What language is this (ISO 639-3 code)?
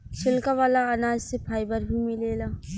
bho